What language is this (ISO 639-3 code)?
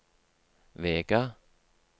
nor